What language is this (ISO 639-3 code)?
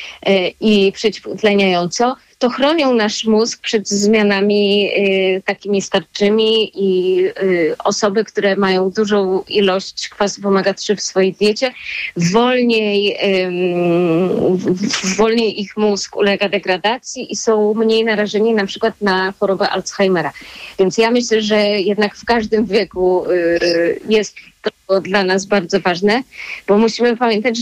pol